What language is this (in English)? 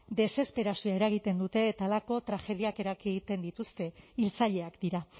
Basque